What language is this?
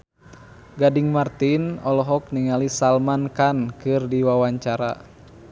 Sundanese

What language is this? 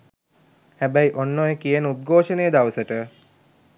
Sinhala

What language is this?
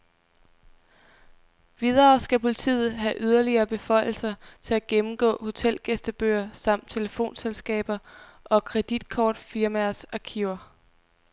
Danish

